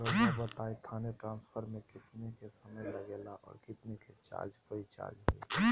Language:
Magahi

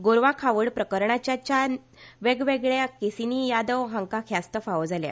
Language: Konkani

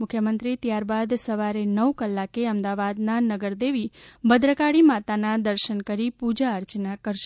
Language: Gujarati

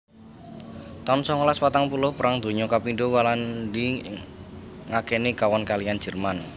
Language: Javanese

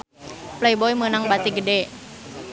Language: Sundanese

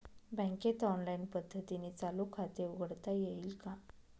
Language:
Marathi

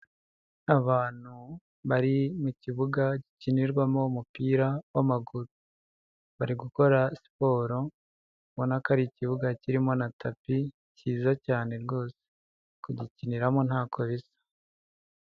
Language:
Kinyarwanda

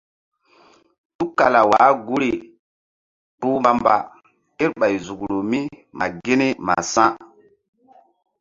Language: Mbum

